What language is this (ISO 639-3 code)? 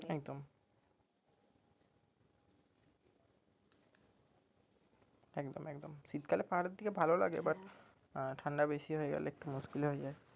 ben